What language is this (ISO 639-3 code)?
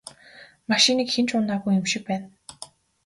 mon